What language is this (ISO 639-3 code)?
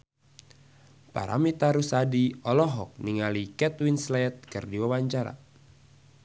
sun